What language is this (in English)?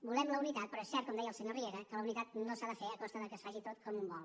Catalan